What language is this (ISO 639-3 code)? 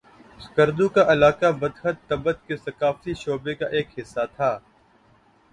urd